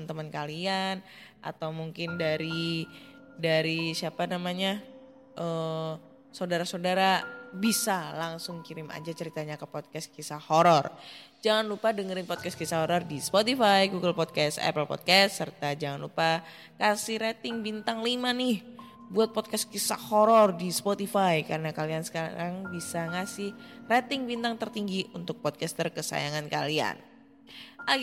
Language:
Indonesian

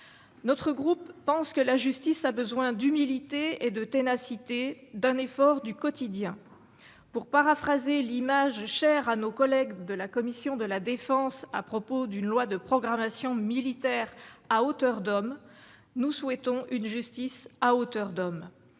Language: French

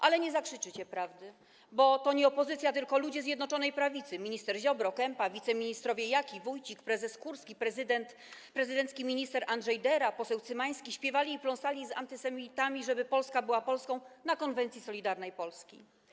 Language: Polish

